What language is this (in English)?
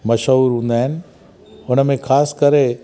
Sindhi